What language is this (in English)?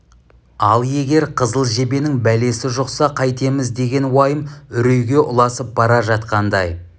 Kazakh